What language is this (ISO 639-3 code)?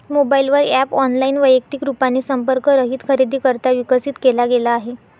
mar